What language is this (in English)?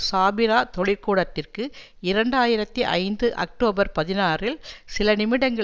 Tamil